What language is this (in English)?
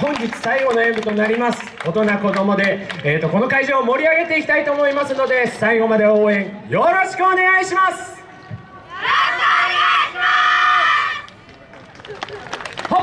Japanese